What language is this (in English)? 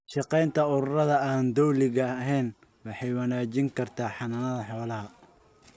Somali